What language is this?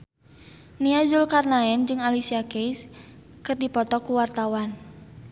Sundanese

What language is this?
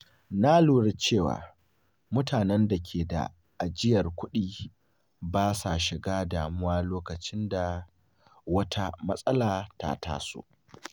Hausa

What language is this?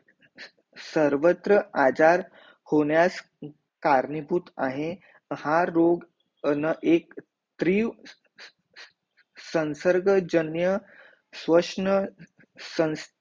Marathi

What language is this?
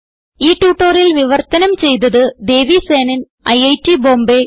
Malayalam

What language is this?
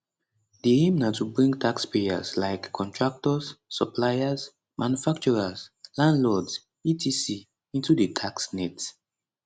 Nigerian Pidgin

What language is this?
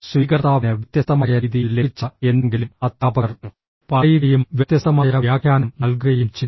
Malayalam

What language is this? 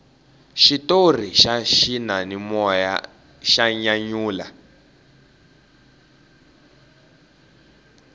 Tsonga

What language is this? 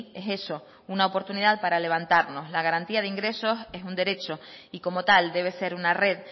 Spanish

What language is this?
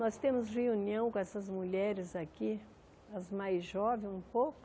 Portuguese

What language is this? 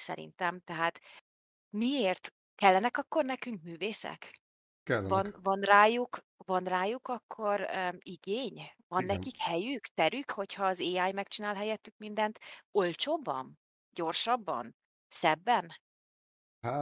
Hungarian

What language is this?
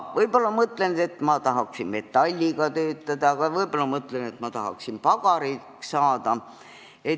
Estonian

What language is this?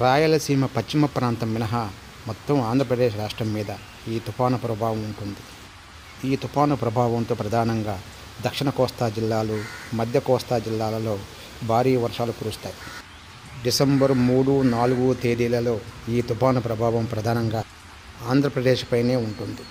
Polish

